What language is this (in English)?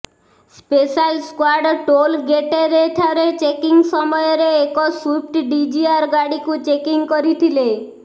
Odia